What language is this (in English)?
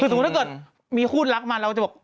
Thai